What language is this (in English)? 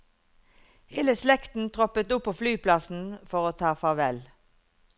Norwegian